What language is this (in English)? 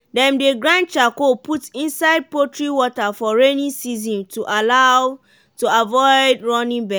Nigerian Pidgin